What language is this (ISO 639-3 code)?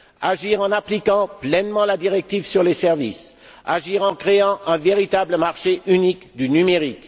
fra